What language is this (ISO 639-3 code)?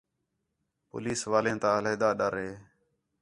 xhe